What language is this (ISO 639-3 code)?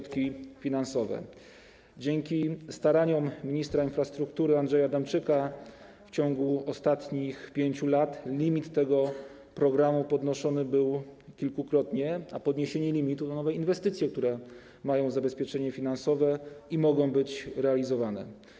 pol